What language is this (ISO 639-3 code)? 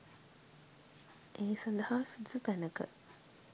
sin